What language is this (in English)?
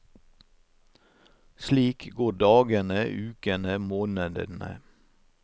Norwegian